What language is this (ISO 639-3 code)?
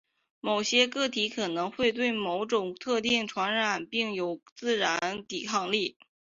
zho